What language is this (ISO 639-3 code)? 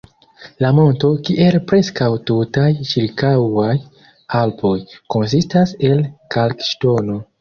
epo